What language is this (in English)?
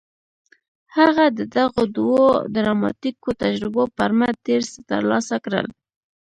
Pashto